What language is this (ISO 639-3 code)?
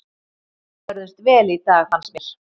isl